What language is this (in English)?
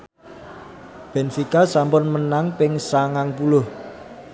Javanese